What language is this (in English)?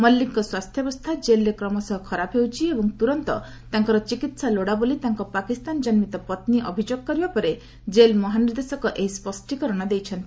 Odia